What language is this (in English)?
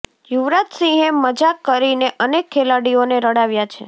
Gujarati